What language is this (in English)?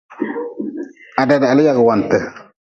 Nawdm